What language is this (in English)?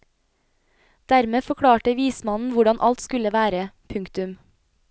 Norwegian